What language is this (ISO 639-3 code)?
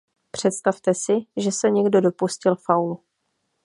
ces